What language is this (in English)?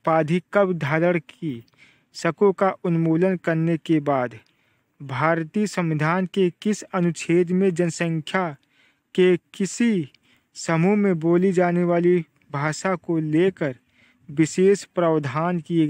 Hindi